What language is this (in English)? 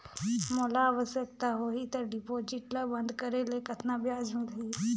Chhattisgarhi